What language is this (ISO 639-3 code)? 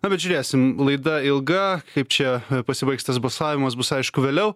lit